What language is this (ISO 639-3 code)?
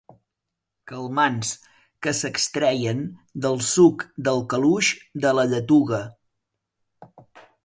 cat